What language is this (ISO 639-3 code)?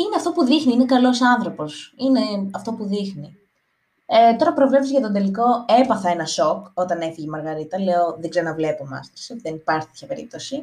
ell